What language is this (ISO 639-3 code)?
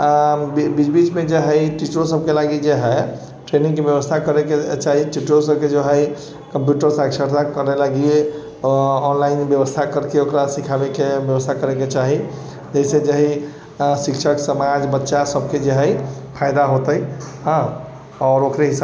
mai